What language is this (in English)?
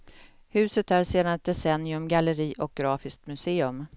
Swedish